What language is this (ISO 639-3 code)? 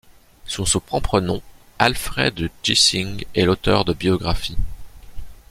fra